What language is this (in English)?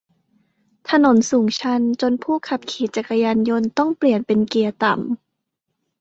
Thai